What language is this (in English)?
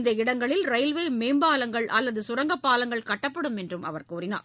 Tamil